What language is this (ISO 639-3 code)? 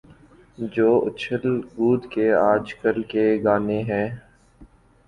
urd